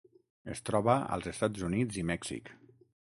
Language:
Catalan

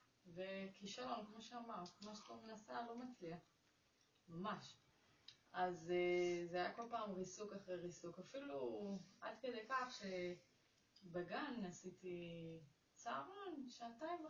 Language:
Hebrew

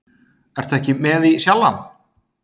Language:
Icelandic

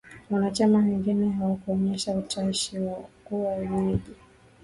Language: Swahili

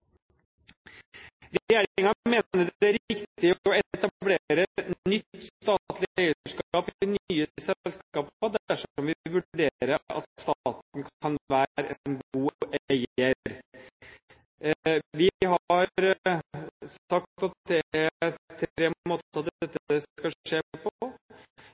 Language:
Norwegian Bokmål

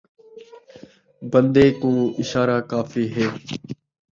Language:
Saraiki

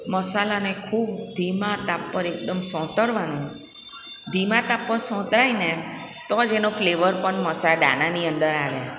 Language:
Gujarati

